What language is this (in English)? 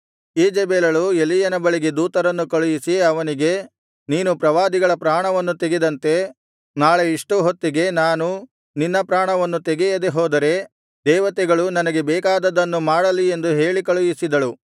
Kannada